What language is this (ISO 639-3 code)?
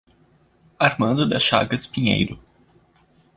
por